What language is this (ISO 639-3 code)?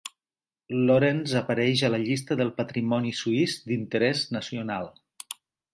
cat